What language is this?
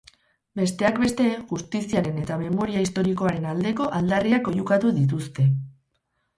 Basque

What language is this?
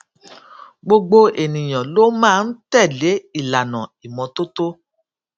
Yoruba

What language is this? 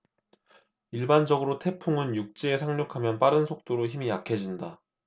Korean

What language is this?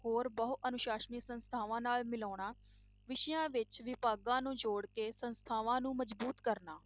Punjabi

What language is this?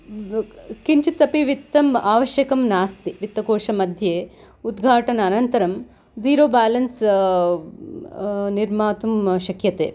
Sanskrit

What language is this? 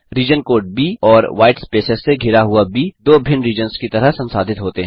Hindi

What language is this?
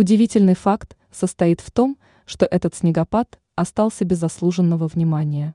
Russian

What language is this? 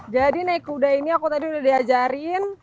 Indonesian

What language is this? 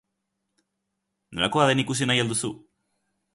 Basque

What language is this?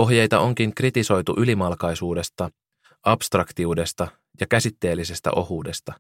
Finnish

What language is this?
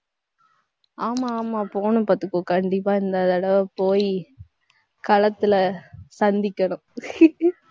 Tamil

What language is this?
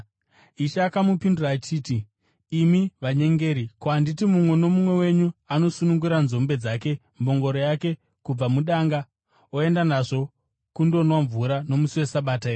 Shona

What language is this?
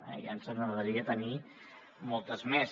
Catalan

